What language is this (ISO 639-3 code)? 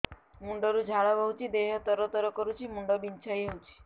ori